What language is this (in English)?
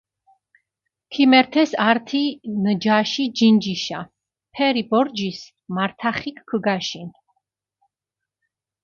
Mingrelian